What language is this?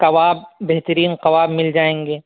Urdu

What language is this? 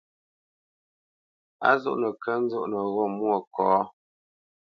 Bamenyam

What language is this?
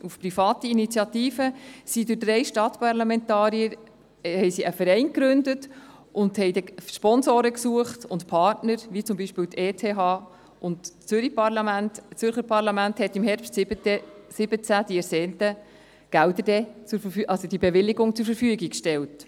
Swiss German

